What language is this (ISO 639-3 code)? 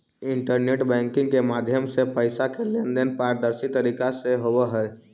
mag